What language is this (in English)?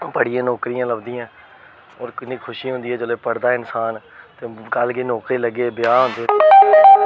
Dogri